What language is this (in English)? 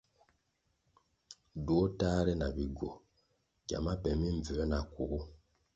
Kwasio